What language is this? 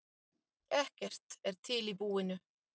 Icelandic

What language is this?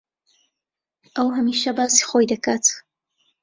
Central Kurdish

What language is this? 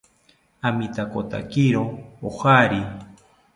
South Ucayali Ashéninka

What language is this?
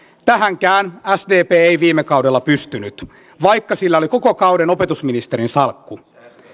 Finnish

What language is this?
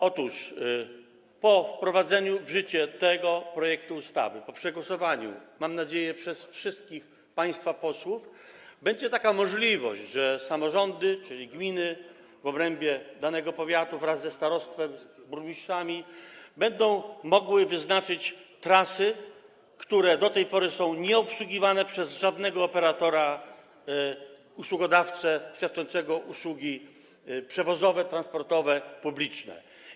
Polish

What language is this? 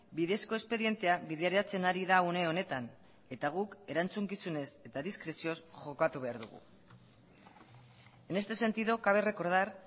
Basque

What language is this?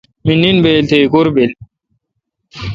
Kalkoti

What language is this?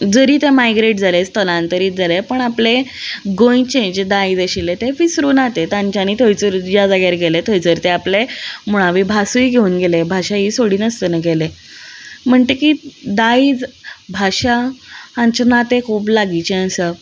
Konkani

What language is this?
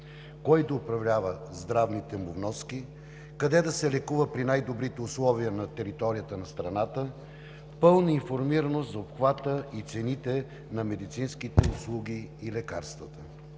Bulgarian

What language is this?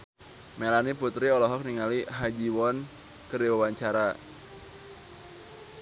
Sundanese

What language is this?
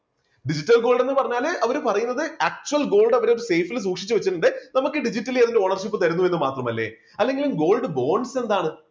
Malayalam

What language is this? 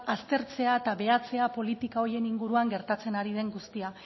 Basque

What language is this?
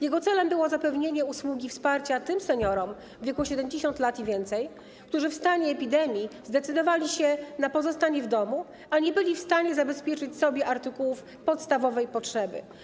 Polish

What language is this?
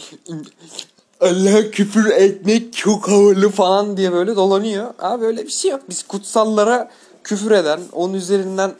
Turkish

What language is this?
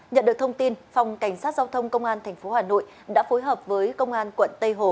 Vietnamese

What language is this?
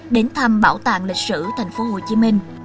Vietnamese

